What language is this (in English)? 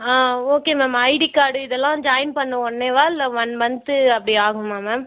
Tamil